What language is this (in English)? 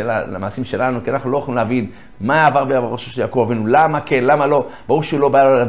Hebrew